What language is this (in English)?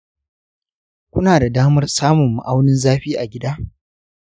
Hausa